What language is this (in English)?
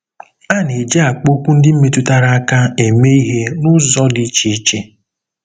Igbo